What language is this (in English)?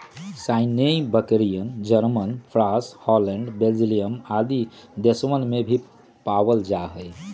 Magahi